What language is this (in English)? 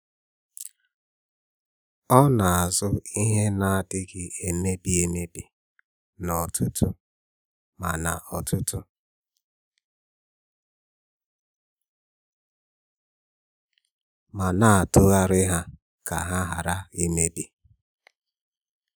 Igbo